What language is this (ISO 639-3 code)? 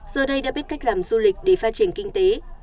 vie